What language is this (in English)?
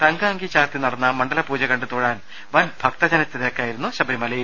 Malayalam